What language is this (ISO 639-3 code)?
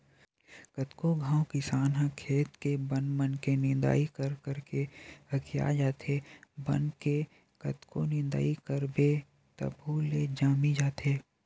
hne